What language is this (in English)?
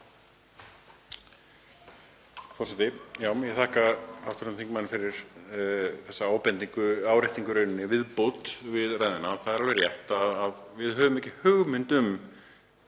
Icelandic